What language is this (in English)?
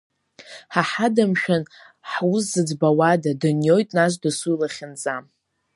Abkhazian